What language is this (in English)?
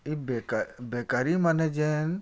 Odia